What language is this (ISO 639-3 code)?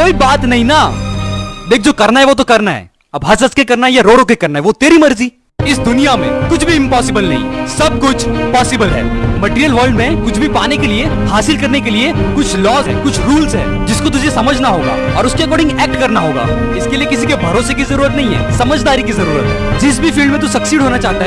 hin